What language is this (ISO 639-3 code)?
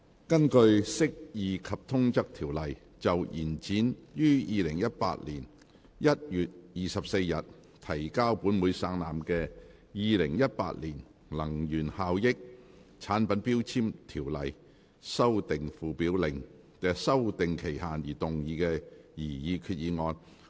yue